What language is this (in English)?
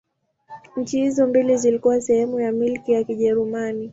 Swahili